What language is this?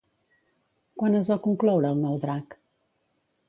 Catalan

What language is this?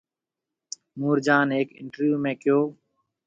Marwari (Pakistan)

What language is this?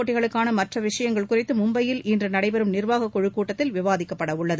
Tamil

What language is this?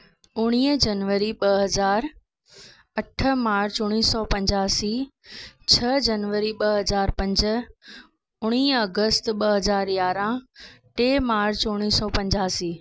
Sindhi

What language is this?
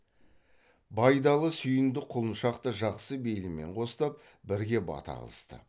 Kazakh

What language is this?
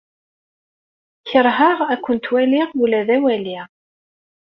Kabyle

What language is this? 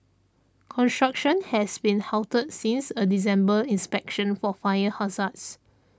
English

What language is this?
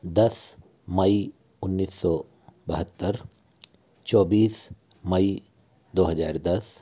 Hindi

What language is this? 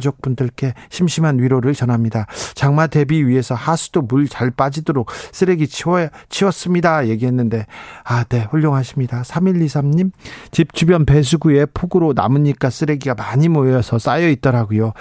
Korean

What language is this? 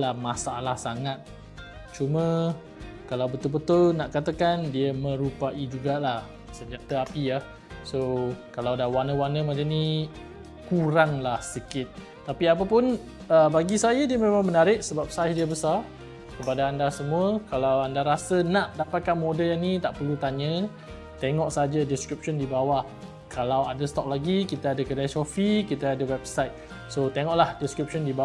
Malay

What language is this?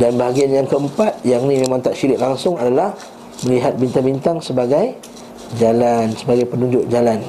Malay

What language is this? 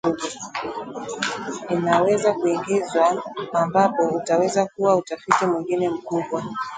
Swahili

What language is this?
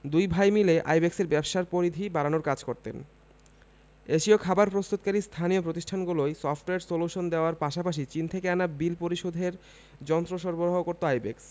Bangla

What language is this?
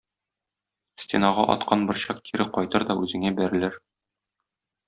Tatar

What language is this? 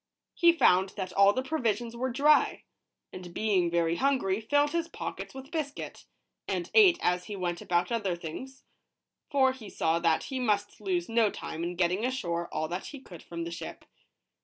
English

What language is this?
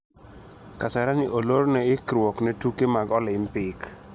Luo (Kenya and Tanzania)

